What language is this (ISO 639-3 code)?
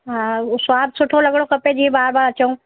snd